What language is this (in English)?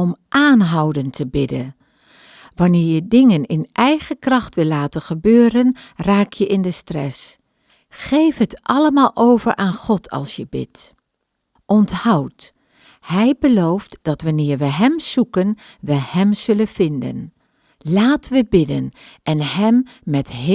Dutch